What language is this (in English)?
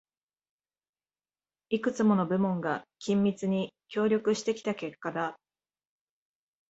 Japanese